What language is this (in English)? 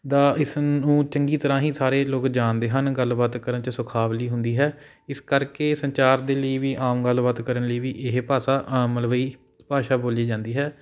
Punjabi